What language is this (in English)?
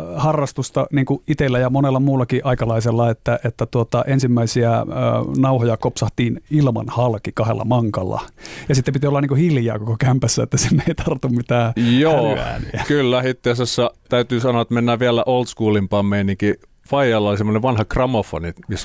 Finnish